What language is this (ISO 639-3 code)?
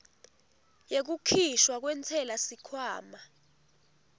ssw